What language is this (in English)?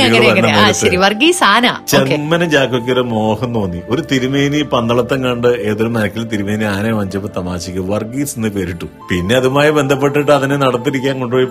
Malayalam